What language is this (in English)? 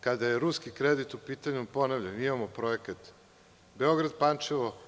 Serbian